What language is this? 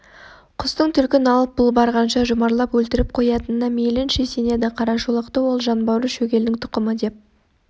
Kazakh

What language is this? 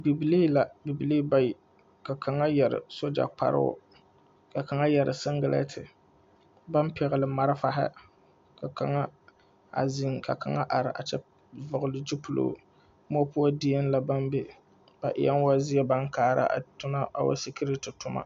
Southern Dagaare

